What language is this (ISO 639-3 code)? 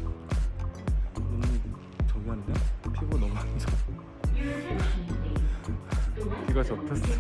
kor